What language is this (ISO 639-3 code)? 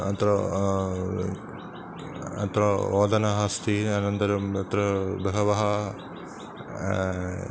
san